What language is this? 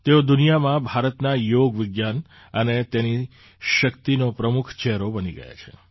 Gujarati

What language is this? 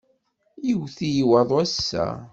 Kabyle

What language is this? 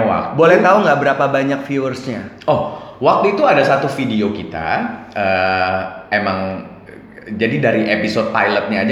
Indonesian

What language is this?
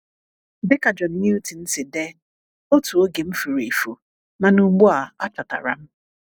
Igbo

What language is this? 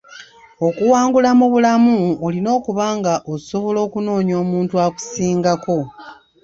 Ganda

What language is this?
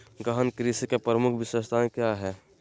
Magahi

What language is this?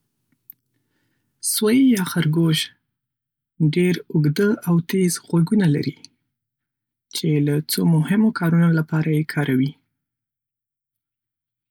Pashto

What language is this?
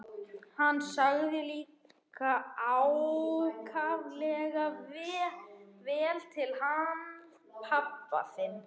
Icelandic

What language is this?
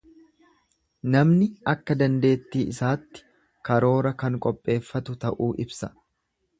Oromo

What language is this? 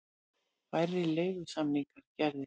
Icelandic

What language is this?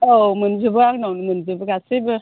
Bodo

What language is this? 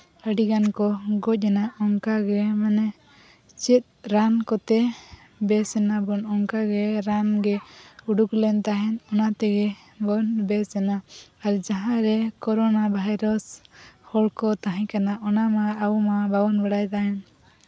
Santali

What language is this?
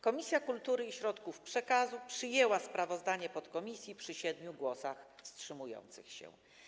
Polish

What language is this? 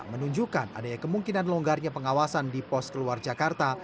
Indonesian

